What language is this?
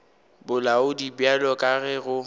Northern Sotho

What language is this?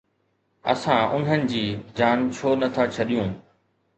Sindhi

